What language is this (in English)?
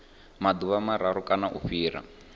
Venda